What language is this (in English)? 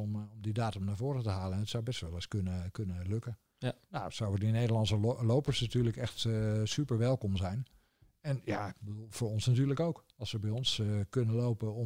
Dutch